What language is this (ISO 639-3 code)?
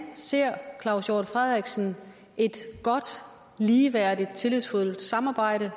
dan